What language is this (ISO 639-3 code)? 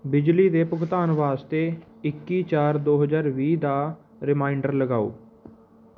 pan